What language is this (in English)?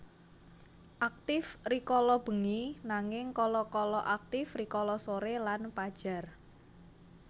Javanese